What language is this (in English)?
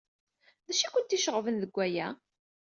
Kabyle